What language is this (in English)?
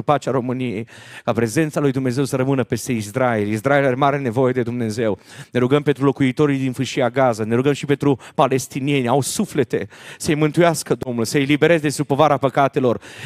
Romanian